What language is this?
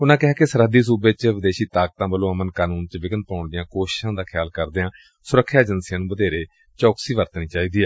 Punjabi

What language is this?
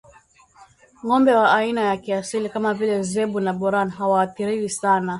Swahili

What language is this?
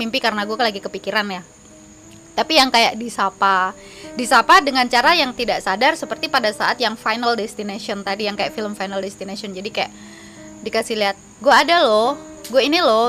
Indonesian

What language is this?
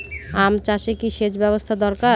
Bangla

